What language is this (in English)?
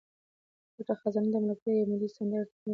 Pashto